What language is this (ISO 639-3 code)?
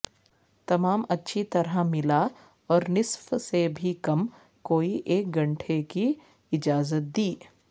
urd